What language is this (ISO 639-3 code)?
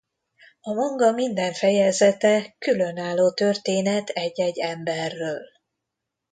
hun